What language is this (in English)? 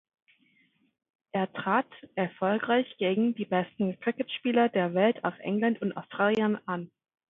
German